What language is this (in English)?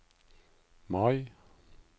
Norwegian